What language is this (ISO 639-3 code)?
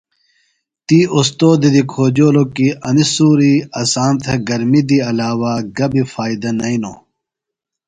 phl